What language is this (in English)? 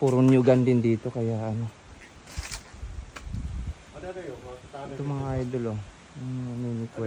Filipino